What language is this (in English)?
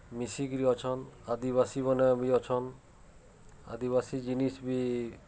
Odia